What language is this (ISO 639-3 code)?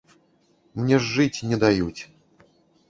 bel